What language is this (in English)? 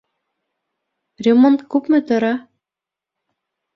Bashkir